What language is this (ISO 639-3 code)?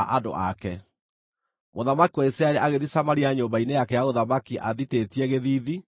kik